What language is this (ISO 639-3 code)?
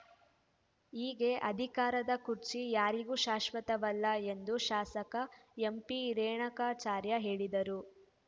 kan